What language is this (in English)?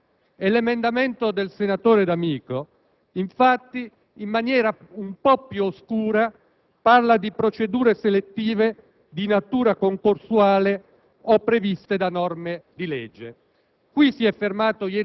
Italian